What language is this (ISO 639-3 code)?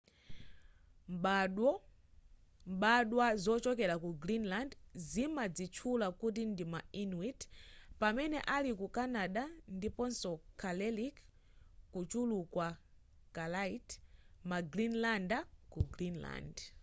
nya